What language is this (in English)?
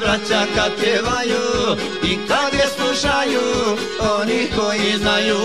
Romanian